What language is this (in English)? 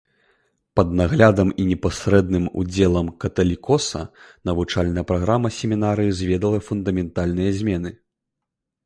Belarusian